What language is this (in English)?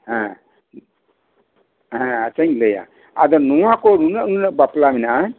Santali